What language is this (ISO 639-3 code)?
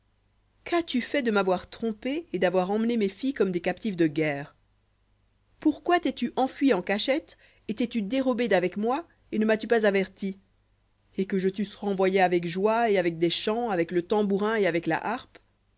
fra